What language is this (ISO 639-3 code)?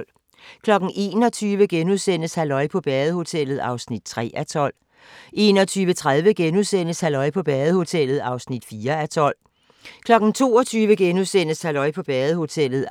dan